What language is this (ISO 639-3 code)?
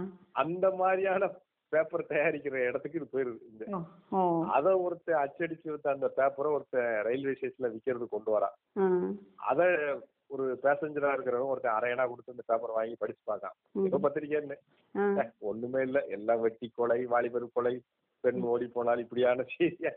tam